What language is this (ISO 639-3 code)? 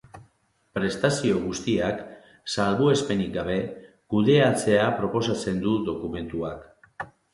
eus